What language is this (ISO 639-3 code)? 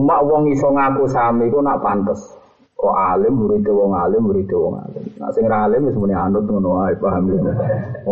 msa